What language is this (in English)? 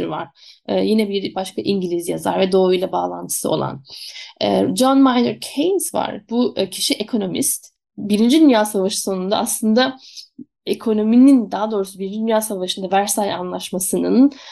Turkish